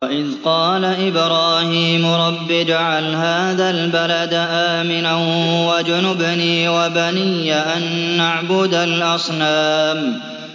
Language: Arabic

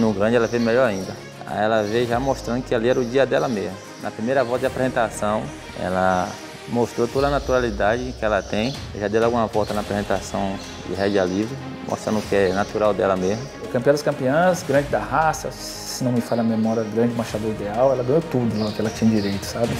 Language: Portuguese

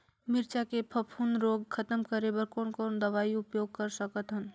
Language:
Chhattisgarhi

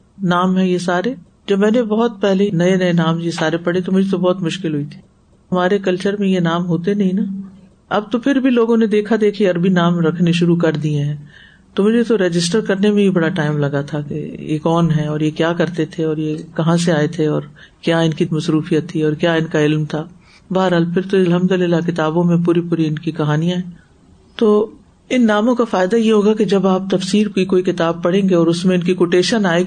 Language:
Urdu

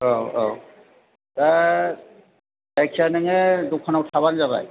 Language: Bodo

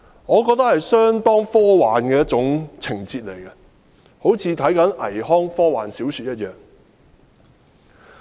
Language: Cantonese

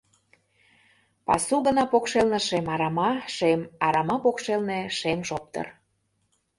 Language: Mari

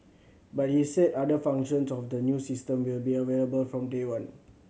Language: English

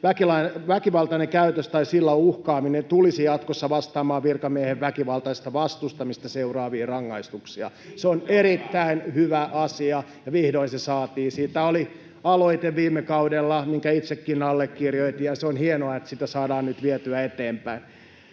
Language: Finnish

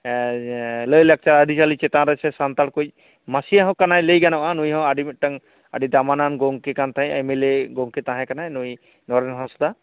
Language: Santali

